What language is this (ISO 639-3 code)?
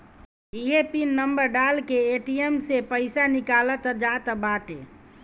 bho